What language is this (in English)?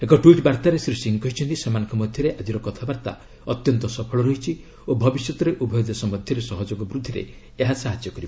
Odia